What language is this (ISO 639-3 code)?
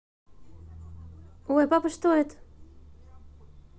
rus